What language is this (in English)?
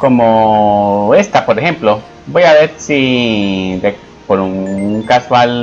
Spanish